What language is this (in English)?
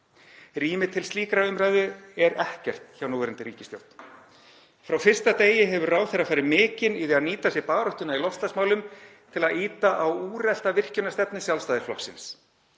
Icelandic